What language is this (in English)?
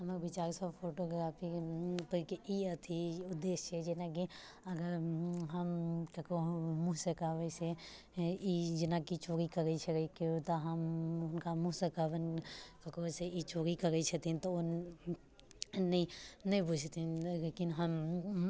Maithili